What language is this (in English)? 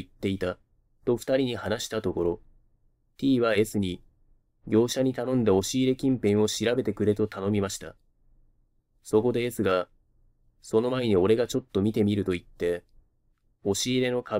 Japanese